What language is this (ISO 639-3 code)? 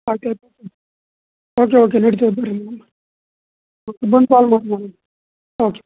kan